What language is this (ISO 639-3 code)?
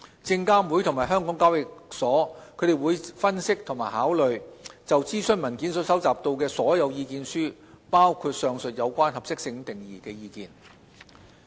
yue